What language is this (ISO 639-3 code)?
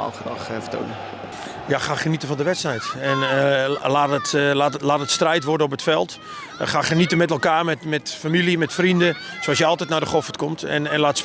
nld